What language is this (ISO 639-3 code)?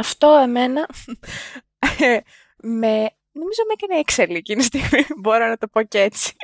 ell